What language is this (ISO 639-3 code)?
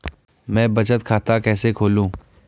hin